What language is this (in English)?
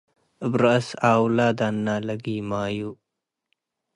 Tigre